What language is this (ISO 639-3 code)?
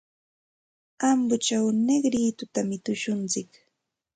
qxt